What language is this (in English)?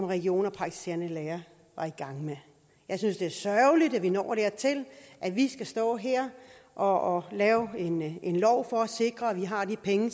Danish